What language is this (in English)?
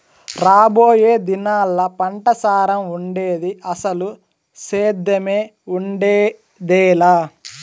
Telugu